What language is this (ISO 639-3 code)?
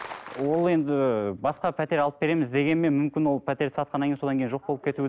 kaz